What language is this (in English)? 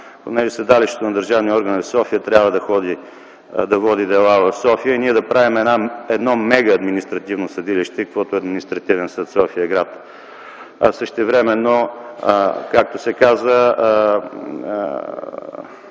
Bulgarian